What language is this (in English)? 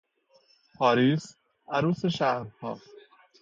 Persian